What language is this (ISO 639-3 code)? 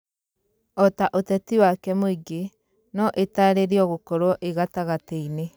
kik